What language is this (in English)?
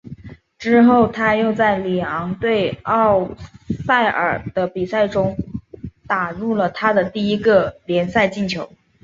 Chinese